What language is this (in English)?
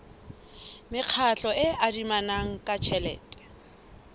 Southern Sotho